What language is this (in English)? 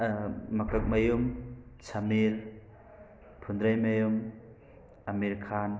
Manipuri